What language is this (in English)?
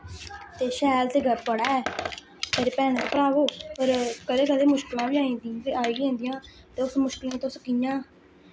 Dogri